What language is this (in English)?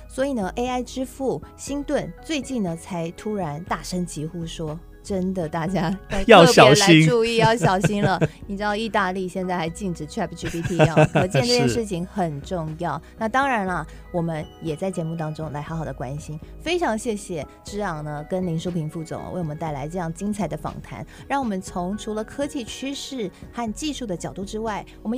Chinese